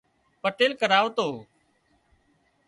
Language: Wadiyara Koli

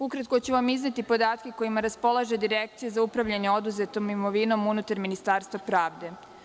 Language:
Serbian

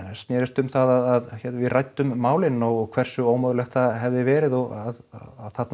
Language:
Icelandic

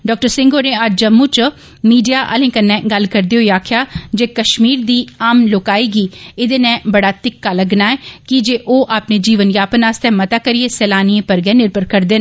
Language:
Dogri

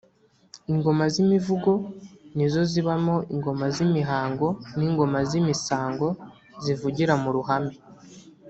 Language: Kinyarwanda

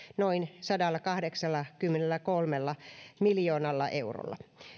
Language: Finnish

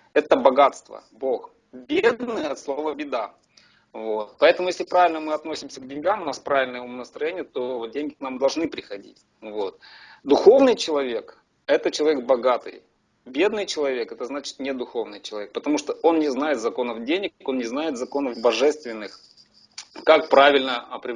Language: Russian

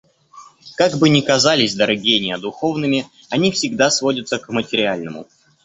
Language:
Russian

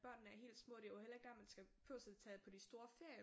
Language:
Danish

